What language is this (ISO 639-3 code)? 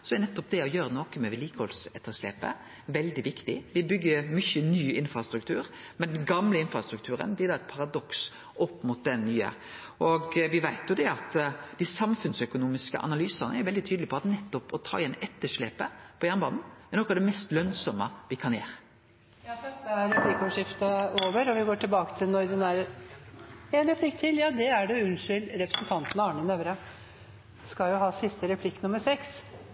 nor